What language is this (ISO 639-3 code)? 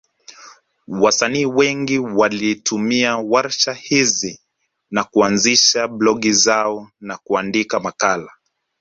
swa